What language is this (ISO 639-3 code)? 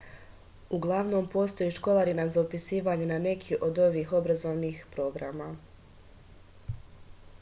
srp